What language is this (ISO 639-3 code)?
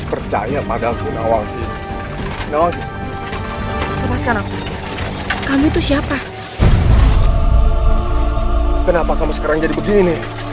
ind